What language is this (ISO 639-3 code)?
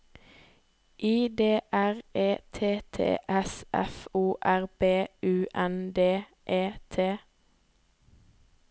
nor